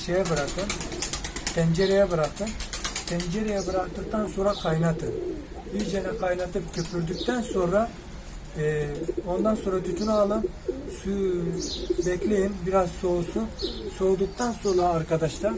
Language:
Turkish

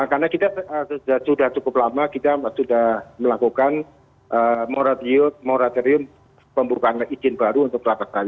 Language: Indonesian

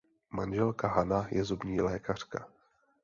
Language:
Czech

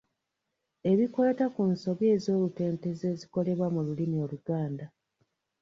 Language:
Ganda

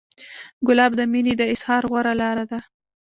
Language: Pashto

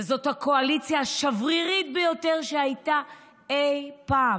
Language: Hebrew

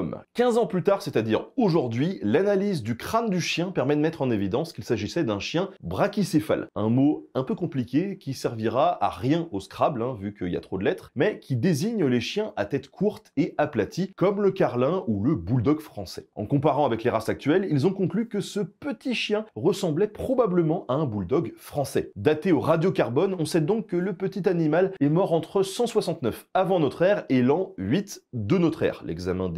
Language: French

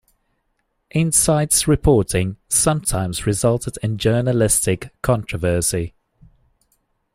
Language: English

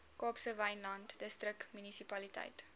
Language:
Afrikaans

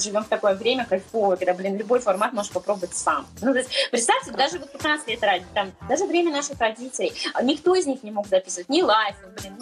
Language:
Russian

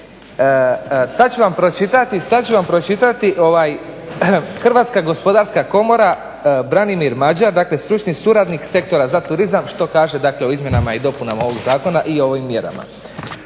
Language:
Croatian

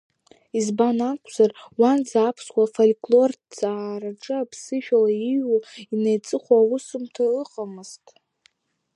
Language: Abkhazian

